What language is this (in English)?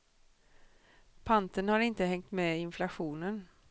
Swedish